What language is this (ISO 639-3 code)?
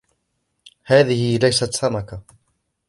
ara